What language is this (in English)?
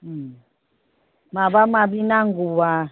Bodo